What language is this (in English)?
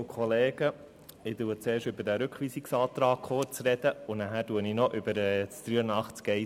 Swiss German